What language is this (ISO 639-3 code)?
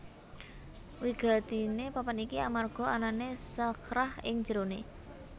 jav